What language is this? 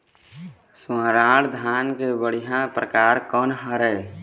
Chhattisgarhi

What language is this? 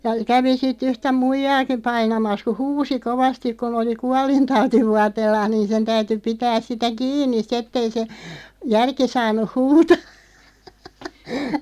Finnish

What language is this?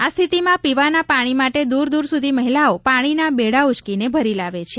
Gujarati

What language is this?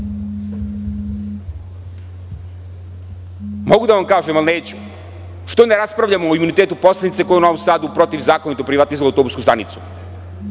Serbian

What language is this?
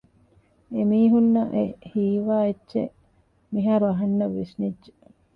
Divehi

